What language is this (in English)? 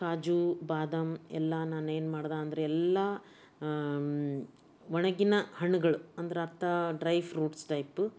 Kannada